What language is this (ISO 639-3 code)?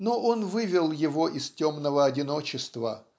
rus